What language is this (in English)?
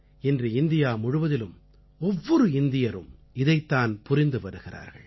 Tamil